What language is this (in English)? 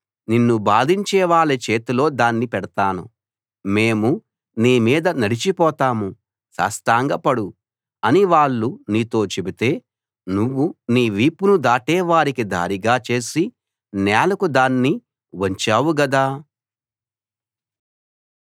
Telugu